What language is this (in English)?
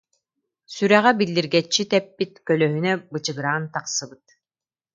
Yakut